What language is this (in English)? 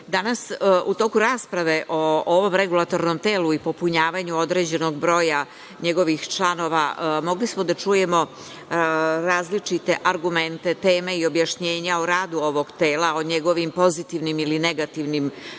Serbian